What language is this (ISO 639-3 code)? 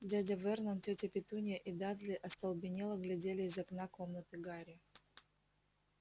rus